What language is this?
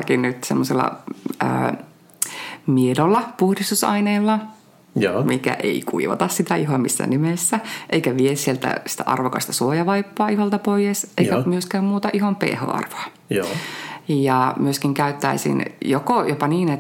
Finnish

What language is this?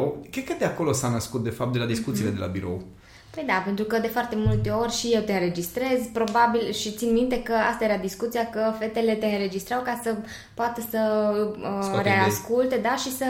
Romanian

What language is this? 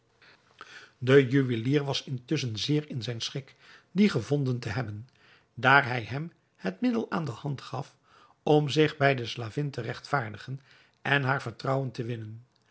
Dutch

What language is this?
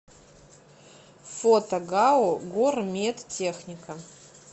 Russian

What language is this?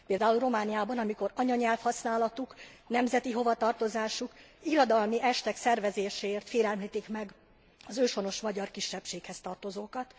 Hungarian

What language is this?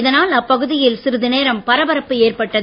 Tamil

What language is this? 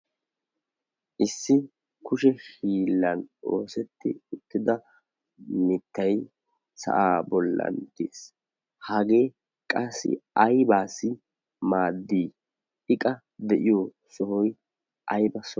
Wolaytta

